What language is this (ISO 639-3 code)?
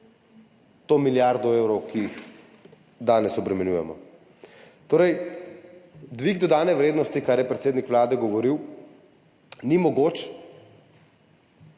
slv